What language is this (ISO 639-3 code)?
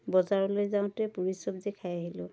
asm